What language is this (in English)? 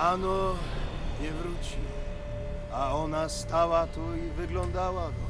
Polish